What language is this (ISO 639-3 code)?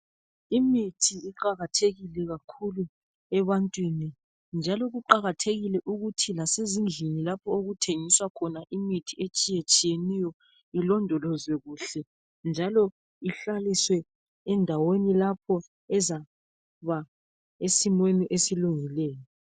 nde